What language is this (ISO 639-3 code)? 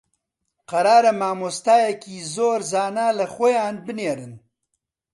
ckb